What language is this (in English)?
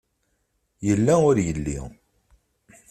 Kabyle